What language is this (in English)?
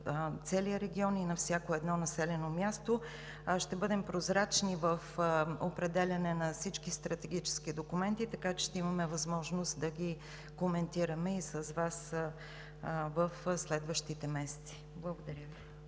Bulgarian